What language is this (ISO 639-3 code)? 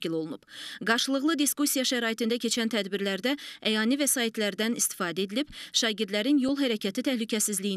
tur